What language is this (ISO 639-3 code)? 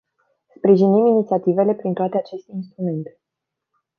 ron